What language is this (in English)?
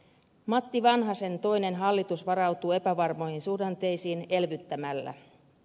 Finnish